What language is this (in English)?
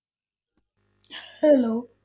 Punjabi